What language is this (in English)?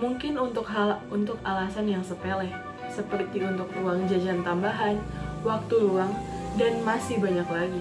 Indonesian